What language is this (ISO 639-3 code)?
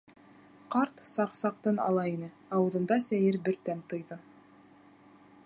bak